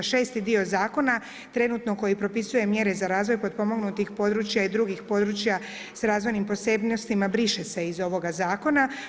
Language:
Croatian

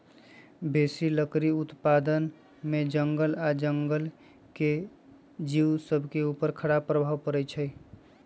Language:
Magahi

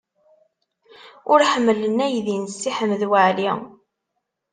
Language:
Kabyle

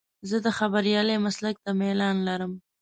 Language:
Pashto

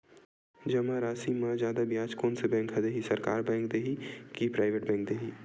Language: Chhattisgarhi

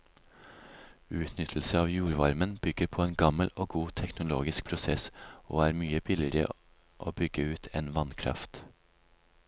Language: Norwegian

